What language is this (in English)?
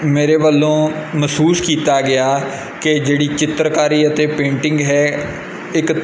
Punjabi